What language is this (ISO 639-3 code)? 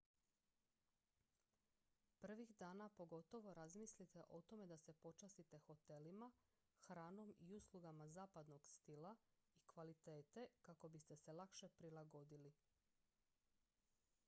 hrv